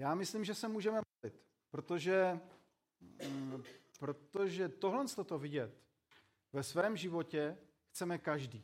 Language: Czech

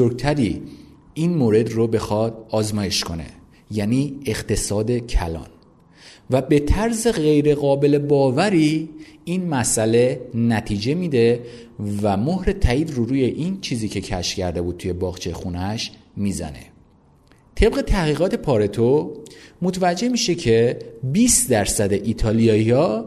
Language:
Persian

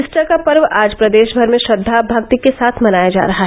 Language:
Hindi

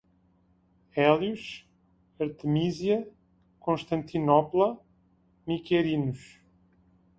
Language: Portuguese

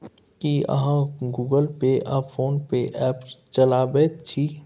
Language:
Maithili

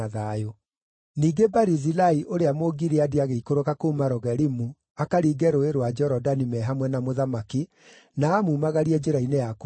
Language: Kikuyu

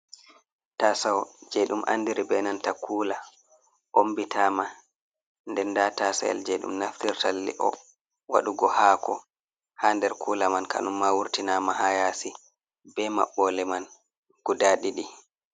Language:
Fula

